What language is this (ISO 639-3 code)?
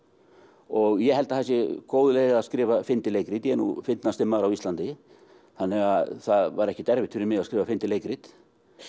isl